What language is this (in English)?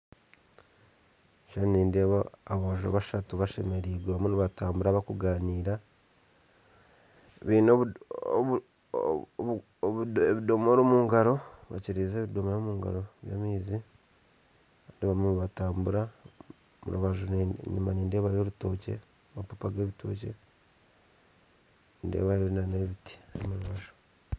Nyankole